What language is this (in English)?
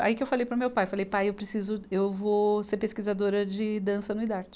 Portuguese